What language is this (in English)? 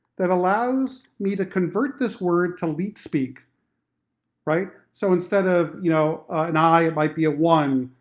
English